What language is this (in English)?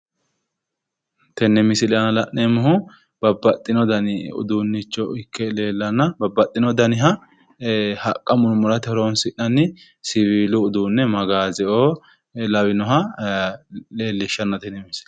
Sidamo